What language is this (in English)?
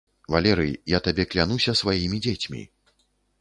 Belarusian